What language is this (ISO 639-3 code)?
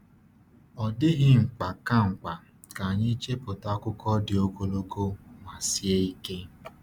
ibo